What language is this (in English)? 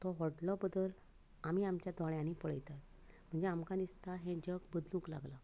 Konkani